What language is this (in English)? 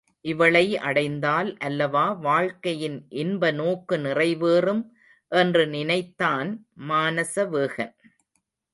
Tamil